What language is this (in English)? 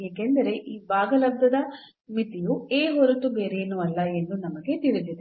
Kannada